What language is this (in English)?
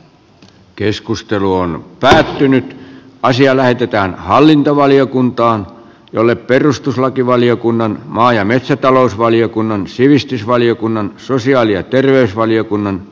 Finnish